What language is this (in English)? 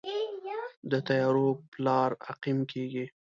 Pashto